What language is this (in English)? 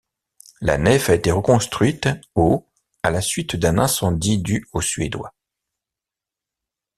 French